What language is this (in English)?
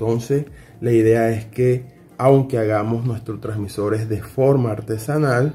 Spanish